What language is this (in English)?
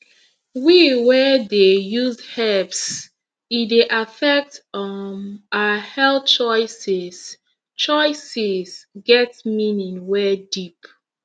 Nigerian Pidgin